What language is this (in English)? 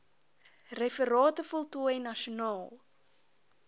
Afrikaans